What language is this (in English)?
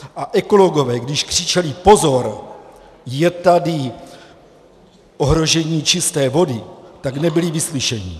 Czech